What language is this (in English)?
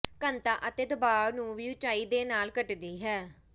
Punjabi